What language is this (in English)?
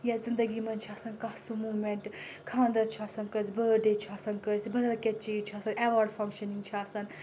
Kashmiri